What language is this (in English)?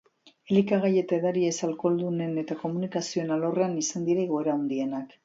Basque